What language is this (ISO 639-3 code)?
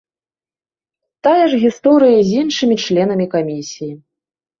bel